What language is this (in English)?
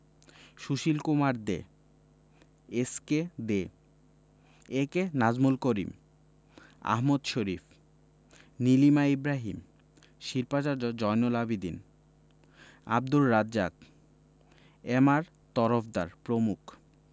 Bangla